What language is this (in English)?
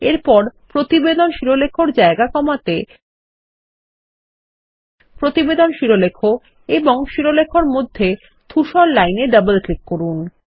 Bangla